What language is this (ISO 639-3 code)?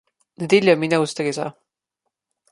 slv